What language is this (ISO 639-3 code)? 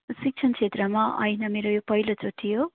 nep